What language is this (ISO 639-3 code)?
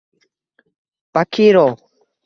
uzb